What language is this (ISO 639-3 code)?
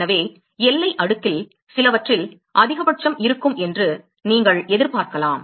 tam